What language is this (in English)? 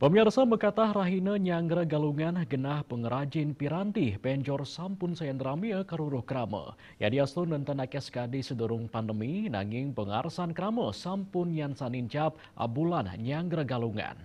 Indonesian